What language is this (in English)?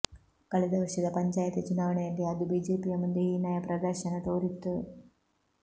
Kannada